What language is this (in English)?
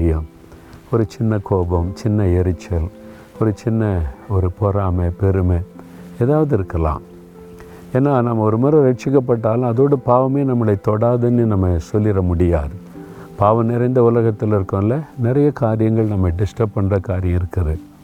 Tamil